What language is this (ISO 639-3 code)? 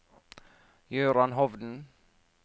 nor